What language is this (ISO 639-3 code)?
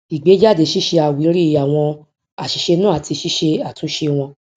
yor